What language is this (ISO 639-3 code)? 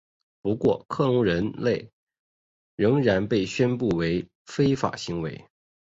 zho